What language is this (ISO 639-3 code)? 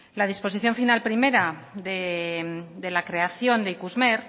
spa